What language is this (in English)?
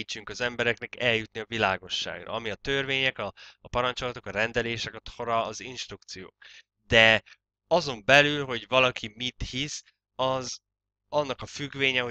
Hungarian